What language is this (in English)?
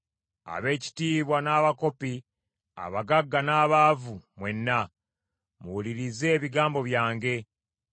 Ganda